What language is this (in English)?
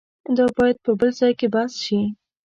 Pashto